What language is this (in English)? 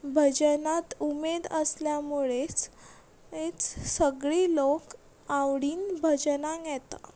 Konkani